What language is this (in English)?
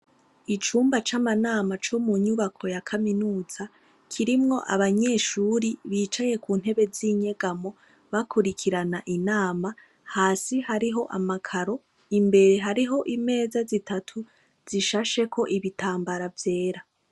Rundi